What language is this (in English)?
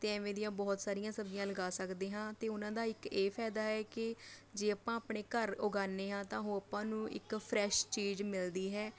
Punjabi